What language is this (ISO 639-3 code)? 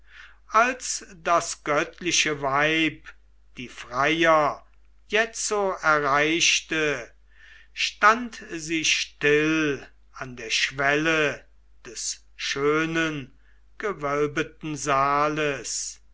deu